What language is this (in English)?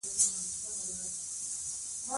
Pashto